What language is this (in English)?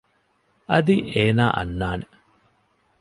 Divehi